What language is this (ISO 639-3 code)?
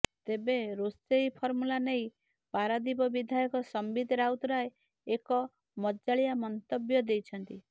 ori